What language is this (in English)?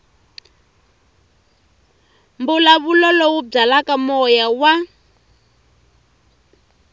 Tsonga